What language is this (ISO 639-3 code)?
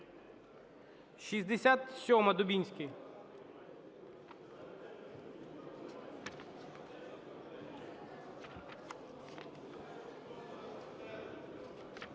ukr